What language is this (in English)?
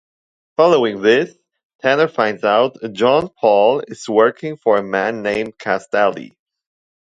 English